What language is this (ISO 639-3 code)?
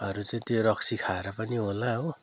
nep